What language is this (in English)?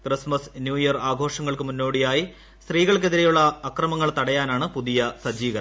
Malayalam